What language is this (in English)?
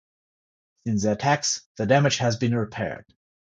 English